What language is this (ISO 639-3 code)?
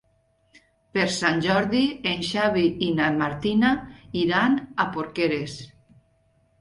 cat